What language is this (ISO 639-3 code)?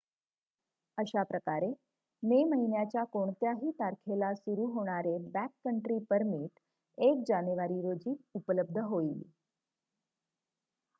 mar